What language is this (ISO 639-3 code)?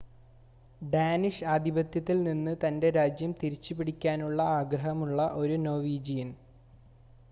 mal